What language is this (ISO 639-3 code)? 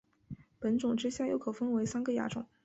zho